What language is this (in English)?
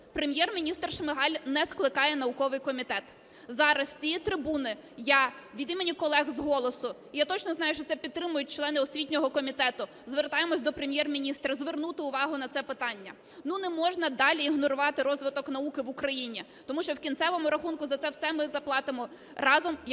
Ukrainian